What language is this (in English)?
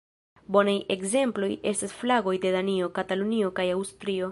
Esperanto